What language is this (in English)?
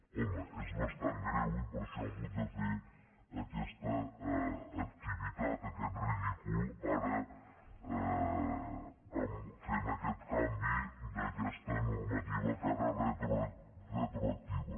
Catalan